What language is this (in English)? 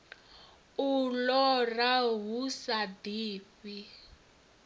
Venda